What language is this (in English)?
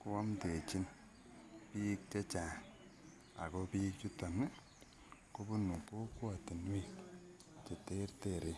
Kalenjin